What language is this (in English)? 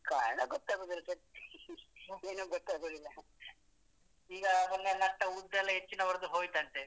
Kannada